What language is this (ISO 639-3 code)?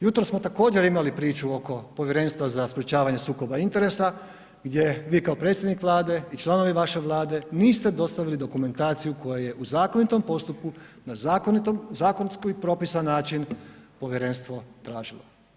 hrv